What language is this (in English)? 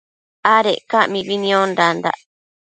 Matsés